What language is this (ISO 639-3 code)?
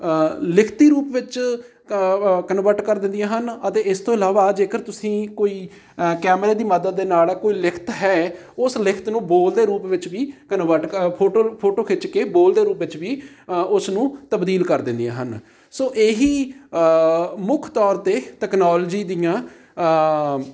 pan